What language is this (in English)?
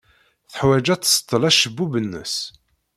Kabyle